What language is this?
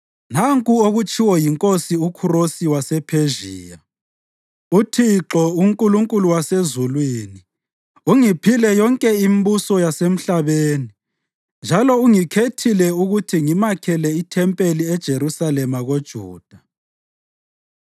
North Ndebele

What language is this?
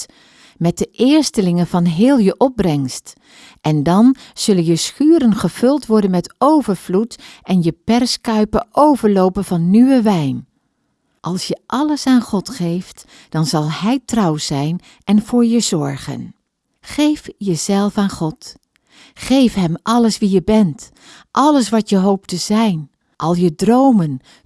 Dutch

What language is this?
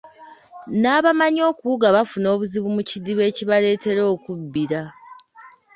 Ganda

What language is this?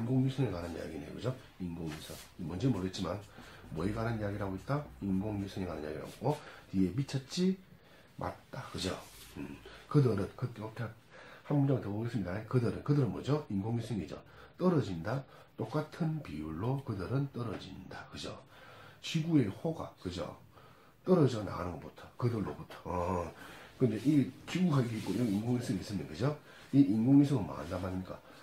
Korean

